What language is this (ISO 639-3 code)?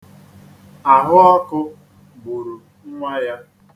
ibo